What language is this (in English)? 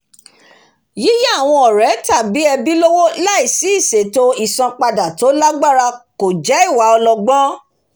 Yoruba